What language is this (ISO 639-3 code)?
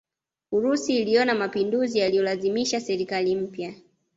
swa